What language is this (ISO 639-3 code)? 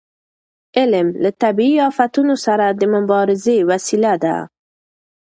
pus